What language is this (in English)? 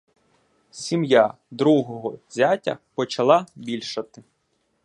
Ukrainian